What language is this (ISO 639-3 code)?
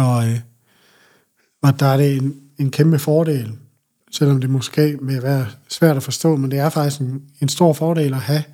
dan